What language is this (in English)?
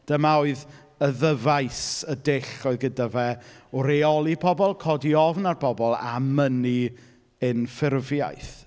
Welsh